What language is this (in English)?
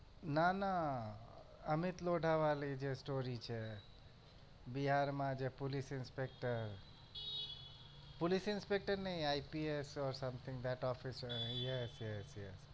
Gujarati